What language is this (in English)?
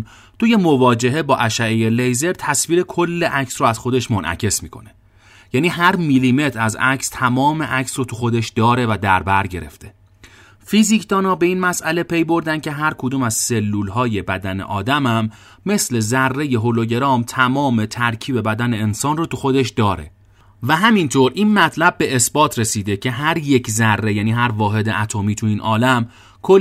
Persian